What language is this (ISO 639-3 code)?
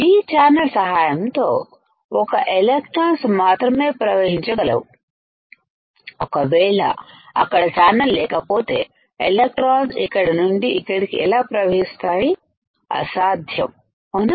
tel